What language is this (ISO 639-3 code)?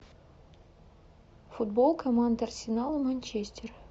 rus